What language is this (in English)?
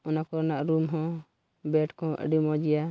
Santali